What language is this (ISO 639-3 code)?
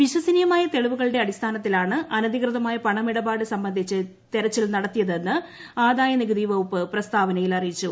mal